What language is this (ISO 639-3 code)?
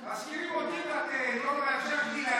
heb